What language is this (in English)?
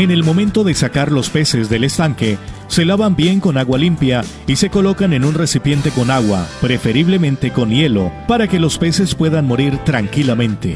Spanish